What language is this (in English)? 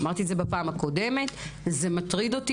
Hebrew